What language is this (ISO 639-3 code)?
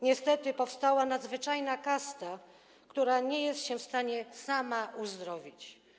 pol